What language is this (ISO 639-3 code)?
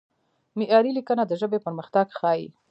pus